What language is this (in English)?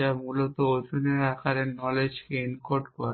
Bangla